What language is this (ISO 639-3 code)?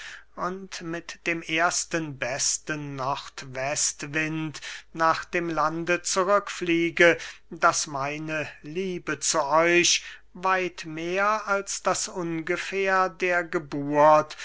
deu